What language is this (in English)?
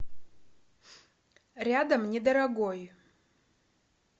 Russian